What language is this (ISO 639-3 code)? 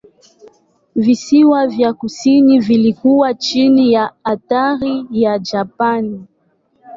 swa